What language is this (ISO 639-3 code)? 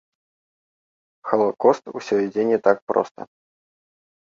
bel